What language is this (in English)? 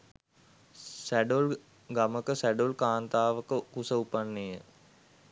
Sinhala